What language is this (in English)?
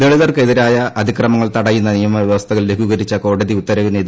Malayalam